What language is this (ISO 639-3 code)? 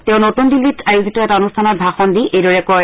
asm